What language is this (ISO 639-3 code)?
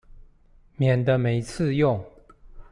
zho